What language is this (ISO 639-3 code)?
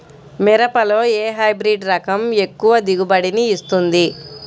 tel